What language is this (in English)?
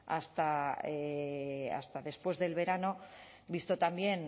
Spanish